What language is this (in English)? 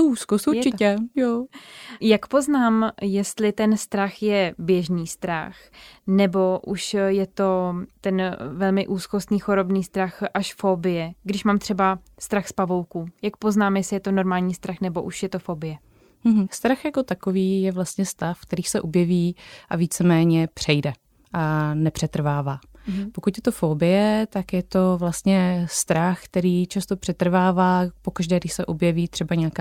Czech